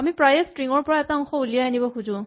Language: Assamese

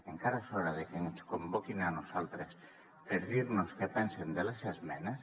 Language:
Catalan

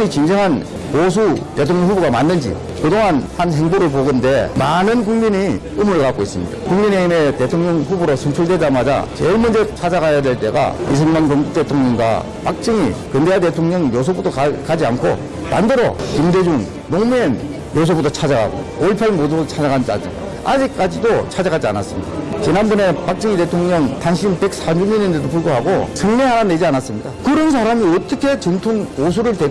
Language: Korean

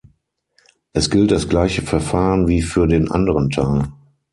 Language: German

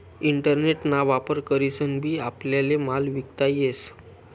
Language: Marathi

